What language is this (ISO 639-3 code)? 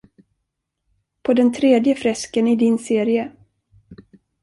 swe